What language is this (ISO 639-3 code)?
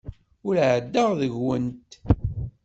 kab